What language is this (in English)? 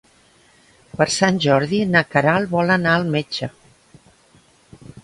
Catalan